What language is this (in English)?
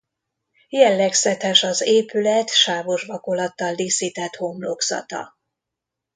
Hungarian